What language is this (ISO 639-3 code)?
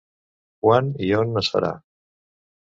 cat